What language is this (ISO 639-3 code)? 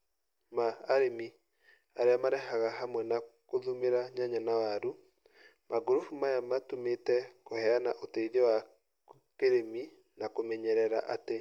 kik